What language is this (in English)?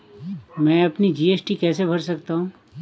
Hindi